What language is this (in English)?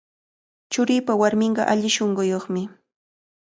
Cajatambo North Lima Quechua